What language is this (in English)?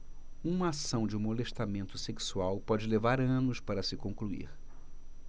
Portuguese